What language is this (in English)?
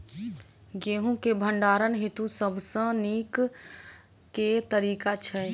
Maithili